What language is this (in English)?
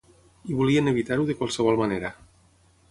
Catalan